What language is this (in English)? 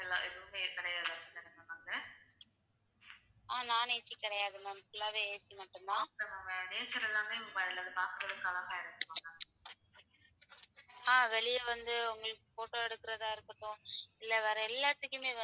Tamil